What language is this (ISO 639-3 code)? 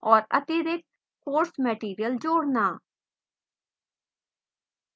hin